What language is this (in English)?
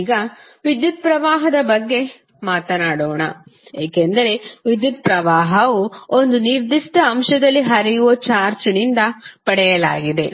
Kannada